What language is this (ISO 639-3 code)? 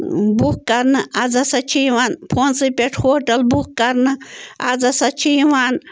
kas